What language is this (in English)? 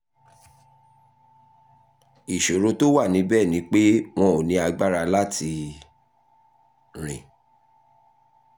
Yoruba